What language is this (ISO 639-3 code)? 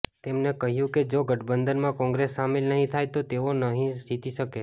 guj